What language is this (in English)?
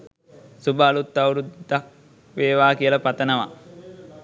Sinhala